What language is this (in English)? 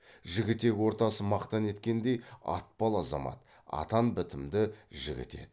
Kazakh